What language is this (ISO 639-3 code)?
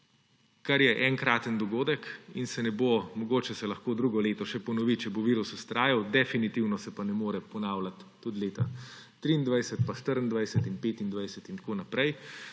slv